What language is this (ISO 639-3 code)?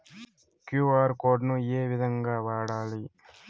tel